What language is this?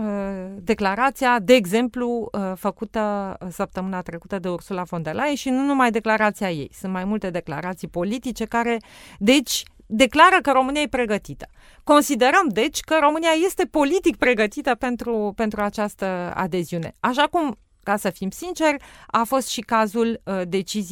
Romanian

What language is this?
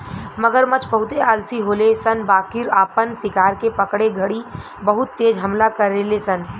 Bhojpuri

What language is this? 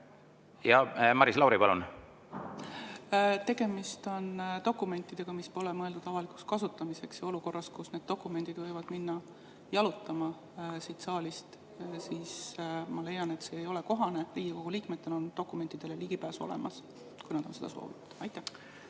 Estonian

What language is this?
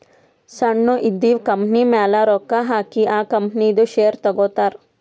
Kannada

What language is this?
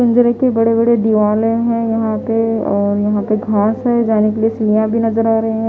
Hindi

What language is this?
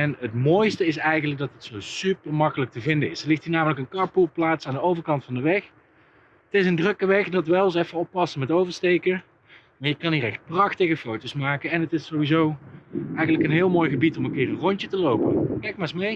Dutch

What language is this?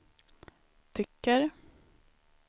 Swedish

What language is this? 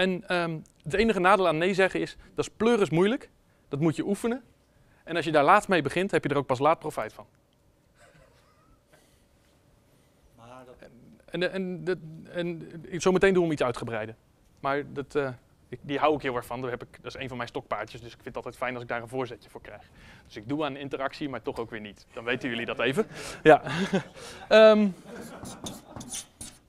Dutch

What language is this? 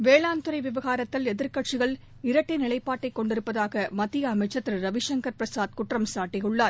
Tamil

